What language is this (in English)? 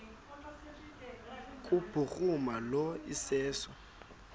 Xhosa